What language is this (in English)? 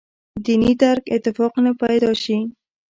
Pashto